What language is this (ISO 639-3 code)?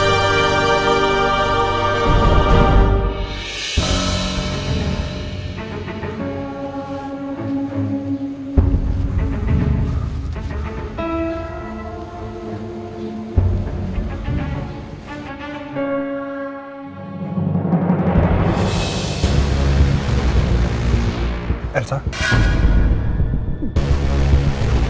ind